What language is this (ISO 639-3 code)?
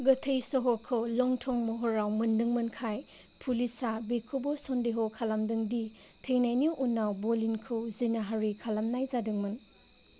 brx